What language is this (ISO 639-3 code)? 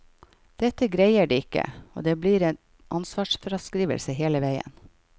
nor